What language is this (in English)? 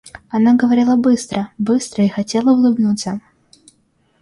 Russian